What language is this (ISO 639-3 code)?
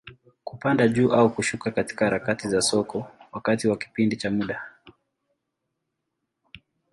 swa